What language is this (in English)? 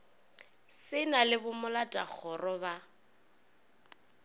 Northern Sotho